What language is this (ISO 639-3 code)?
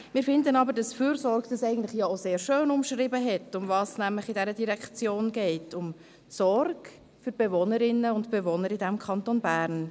gsw